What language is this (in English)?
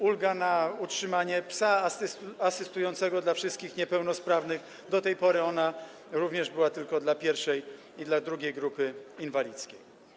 Polish